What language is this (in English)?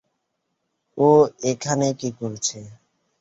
Bangla